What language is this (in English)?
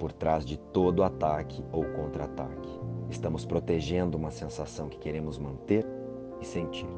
Portuguese